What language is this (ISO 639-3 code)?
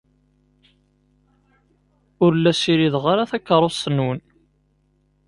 kab